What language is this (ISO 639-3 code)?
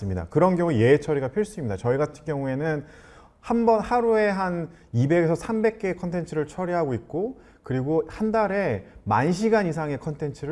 kor